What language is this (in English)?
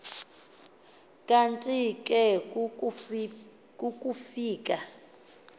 Xhosa